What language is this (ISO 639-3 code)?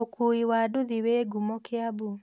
kik